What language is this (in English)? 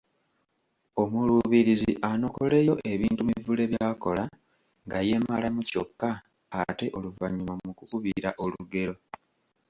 Ganda